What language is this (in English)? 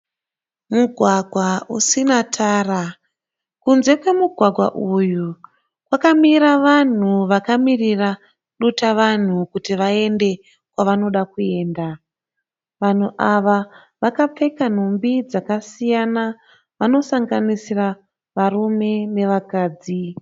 Shona